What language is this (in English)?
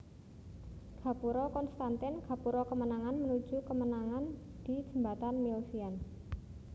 Javanese